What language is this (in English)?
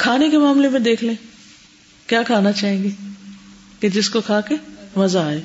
Urdu